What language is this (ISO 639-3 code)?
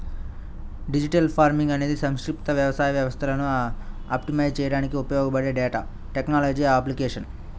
tel